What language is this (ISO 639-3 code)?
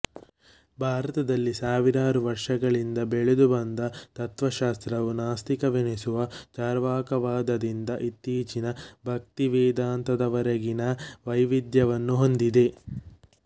kan